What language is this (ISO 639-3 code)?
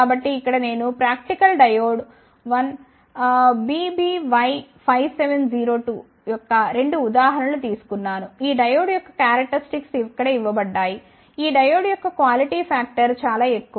tel